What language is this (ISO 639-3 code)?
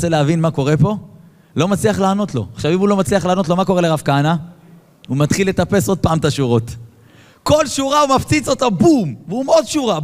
heb